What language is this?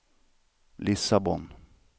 Swedish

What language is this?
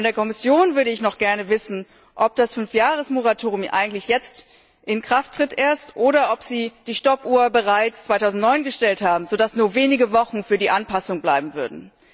German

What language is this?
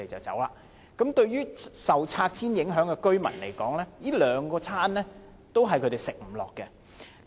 Cantonese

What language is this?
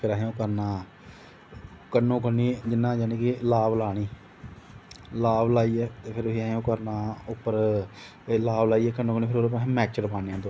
Dogri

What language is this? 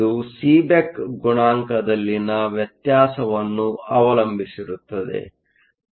Kannada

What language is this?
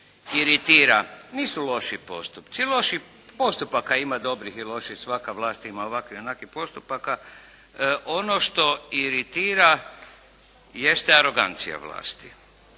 Croatian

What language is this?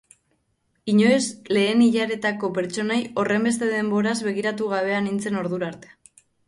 Basque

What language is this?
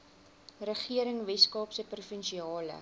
Afrikaans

